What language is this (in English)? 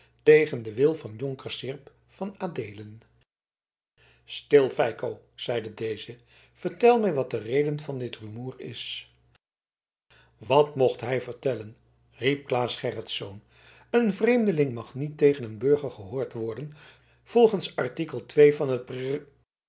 Dutch